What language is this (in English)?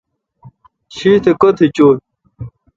Kalkoti